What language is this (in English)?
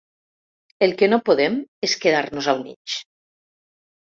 Catalan